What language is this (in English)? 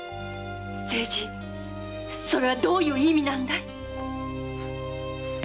Japanese